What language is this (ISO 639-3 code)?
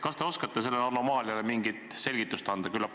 est